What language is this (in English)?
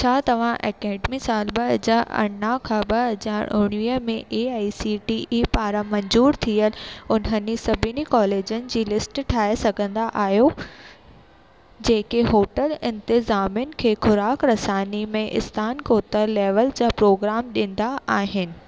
Sindhi